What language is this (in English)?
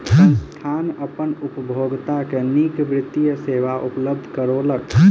Maithili